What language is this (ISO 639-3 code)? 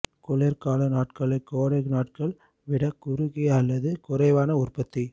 tam